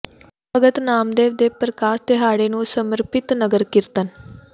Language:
Punjabi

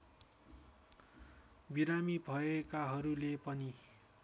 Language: Nepali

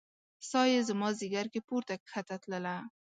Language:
Pashto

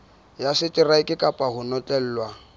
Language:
Southern Sotho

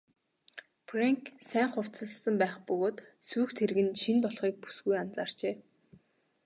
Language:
Mongolian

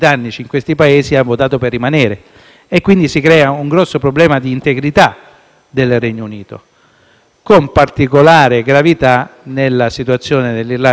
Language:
Italian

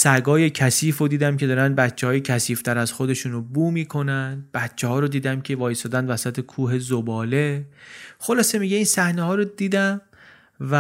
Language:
Persian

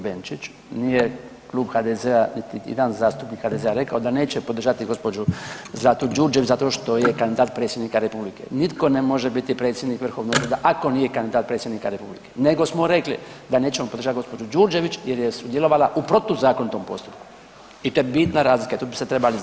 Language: Croatian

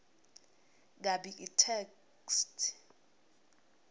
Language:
Swati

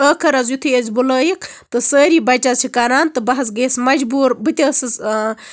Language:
Kashmiri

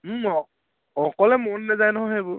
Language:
Assamese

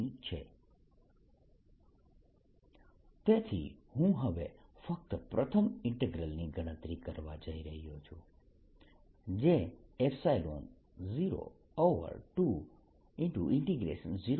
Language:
Gujarati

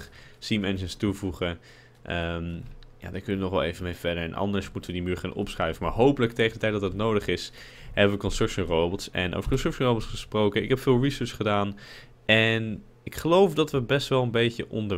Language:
Dutch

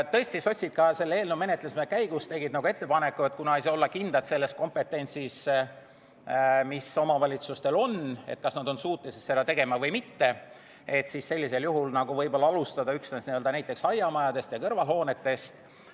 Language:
Estonian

